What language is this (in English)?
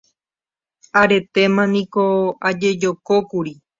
Guarani